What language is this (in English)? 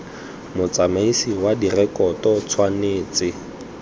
Tswana